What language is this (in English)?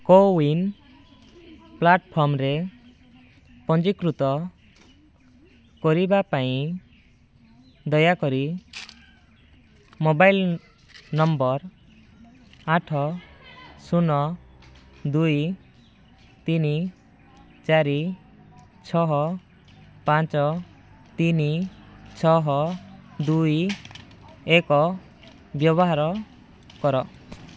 Odia